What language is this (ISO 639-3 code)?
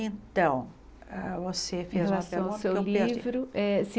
por